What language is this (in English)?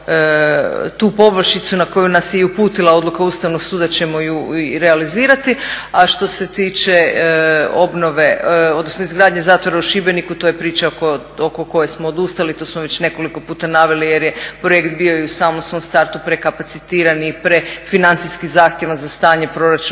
Croatian